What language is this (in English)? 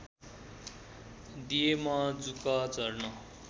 Nepali